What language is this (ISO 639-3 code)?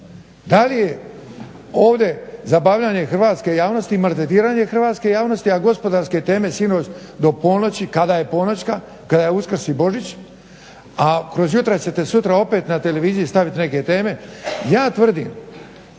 hrv